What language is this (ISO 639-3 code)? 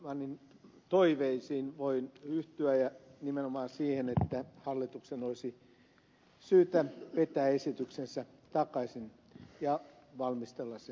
fin